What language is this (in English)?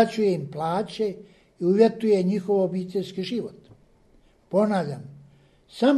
Croatian